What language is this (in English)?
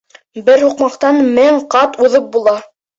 Bashkir